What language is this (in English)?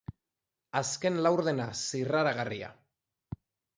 Basque